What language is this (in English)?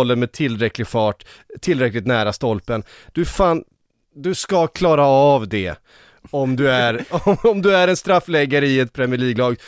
Swedish